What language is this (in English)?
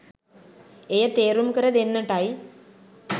Sinhala